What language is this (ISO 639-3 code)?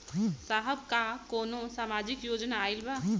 bho